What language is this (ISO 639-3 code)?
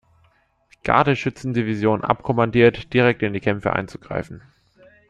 deu